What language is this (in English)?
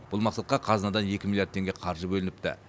Kazakh